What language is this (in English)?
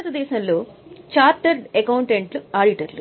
Telugu